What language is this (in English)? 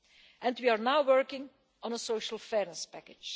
English